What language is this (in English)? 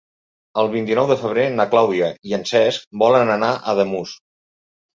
Catalan